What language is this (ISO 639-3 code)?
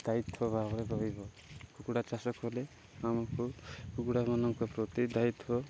ori